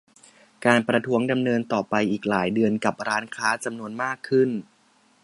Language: Thai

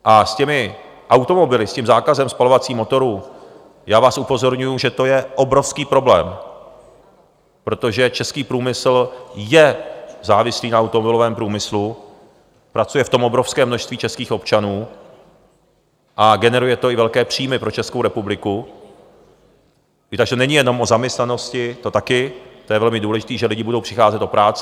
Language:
Czech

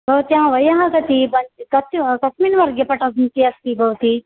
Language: Sanskrit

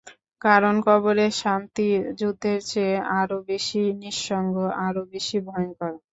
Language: Bangla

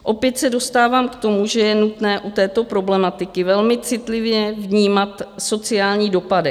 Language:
Czech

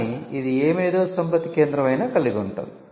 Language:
Telugu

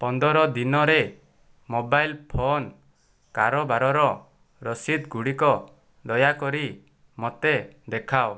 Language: Odia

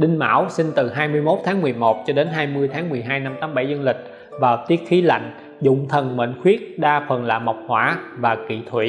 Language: Vietnamese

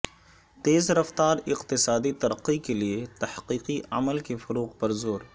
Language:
Urdu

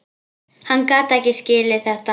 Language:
Icelandic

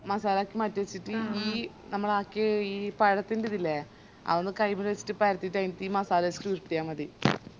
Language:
Malayalam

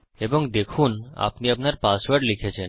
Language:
Bangla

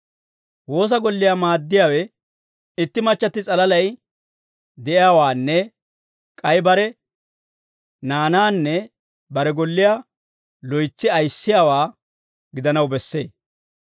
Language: Dawro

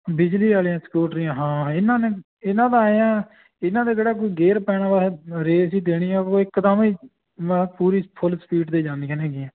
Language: Punjabi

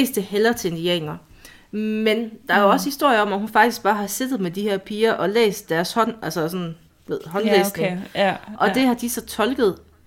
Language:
Danish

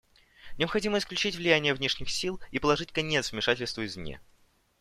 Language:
Russian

